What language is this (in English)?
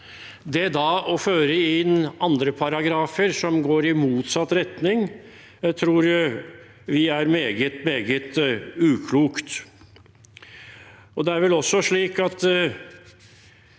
Norwegian